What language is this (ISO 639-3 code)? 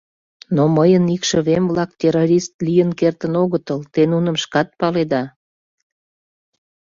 chm